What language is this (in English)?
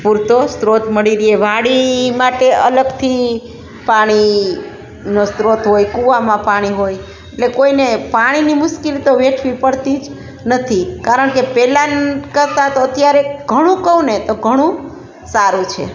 Gujarati